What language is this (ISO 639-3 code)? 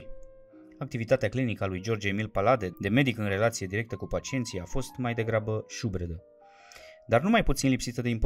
ron